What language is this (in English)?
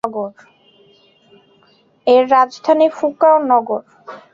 Bangla